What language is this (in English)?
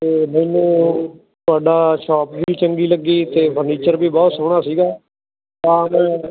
Punjabi